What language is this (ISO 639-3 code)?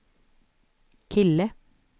swe